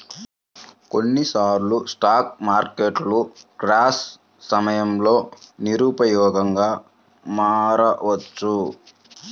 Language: Telugu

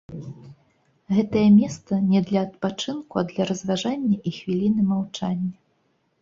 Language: Belarusian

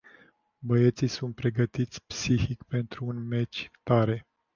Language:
Romanian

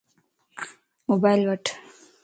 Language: Lasi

